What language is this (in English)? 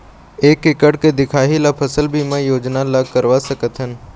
Chhattisgarhi